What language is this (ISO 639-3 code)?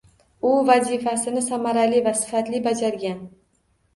uzb